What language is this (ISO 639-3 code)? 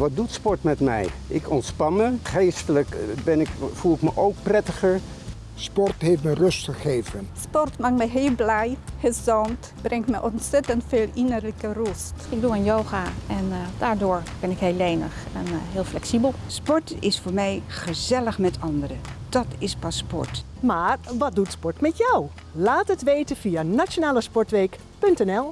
nld